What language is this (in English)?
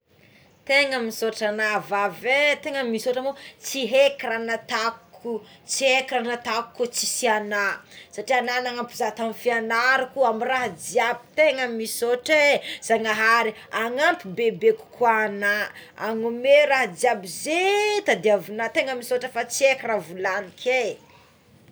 Tsimihety Malagasy